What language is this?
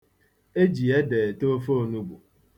Igbo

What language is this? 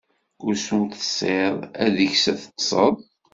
Kabyle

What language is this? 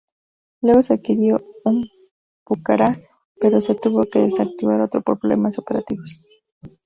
Spanish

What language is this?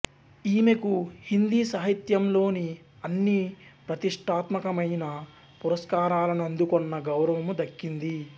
Telugu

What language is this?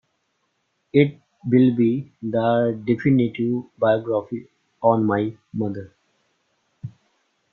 English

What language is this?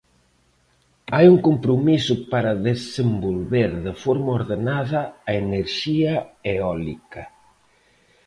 Galician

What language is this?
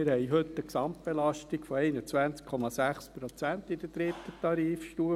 Swiss German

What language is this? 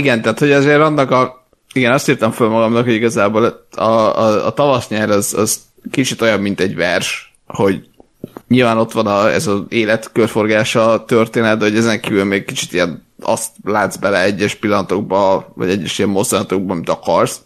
Hungarian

